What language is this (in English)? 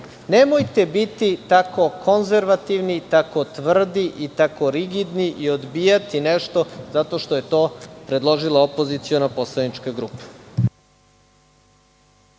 Serbian